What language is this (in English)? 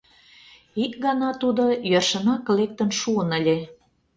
Mari